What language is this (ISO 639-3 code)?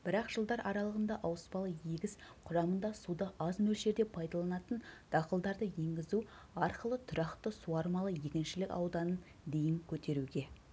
kaz